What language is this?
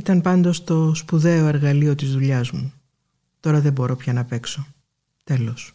Greek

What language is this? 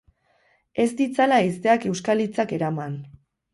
Basque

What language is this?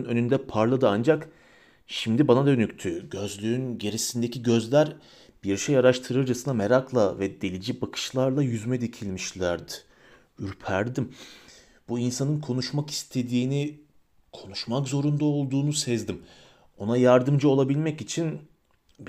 Turkish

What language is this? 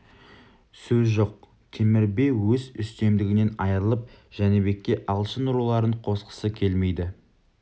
Kazakh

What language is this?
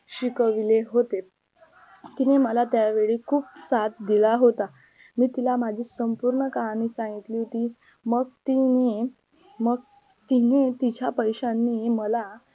Marathi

